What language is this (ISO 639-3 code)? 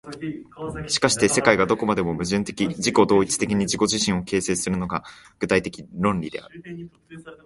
jpn